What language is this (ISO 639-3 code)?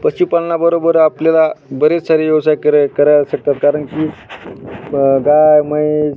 mar